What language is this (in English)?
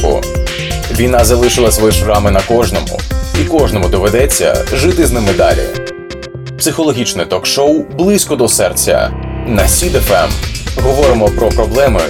Ukrainian